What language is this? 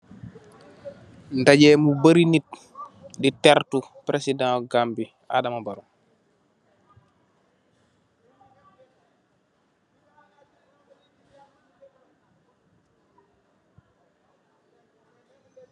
Wolof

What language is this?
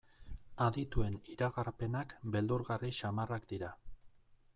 Basque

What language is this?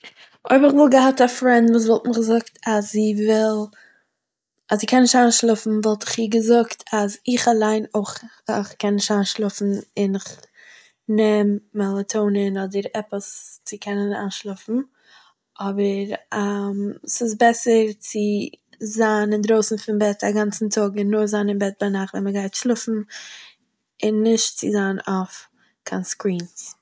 Yiddish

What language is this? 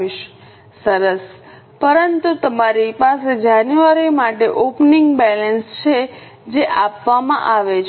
Gujarati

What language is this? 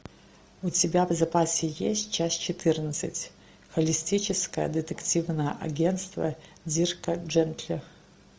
Russian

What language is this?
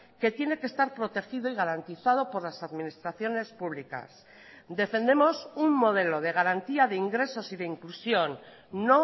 Spanish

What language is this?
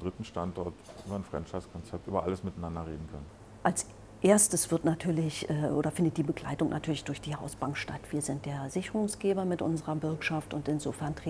German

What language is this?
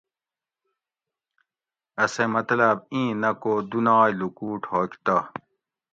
Gawri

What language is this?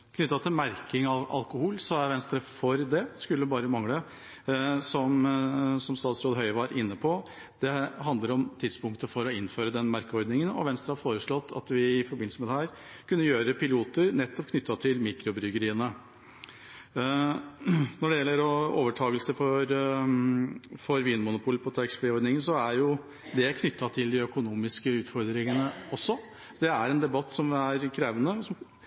Norwegian Bokmål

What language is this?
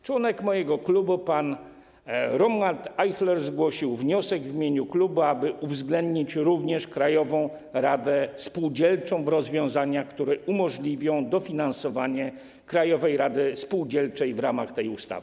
Polish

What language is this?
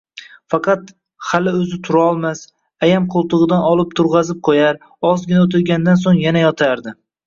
Uzbek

